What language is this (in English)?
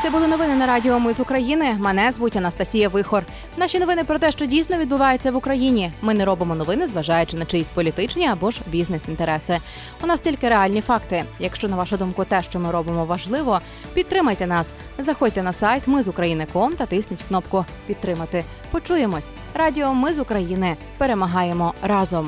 Ukrainian